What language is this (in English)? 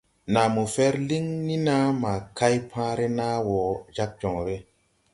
Tupuri